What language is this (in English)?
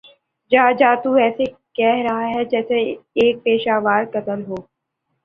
Urdu